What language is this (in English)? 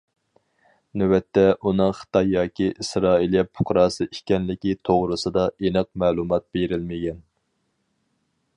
Uyghur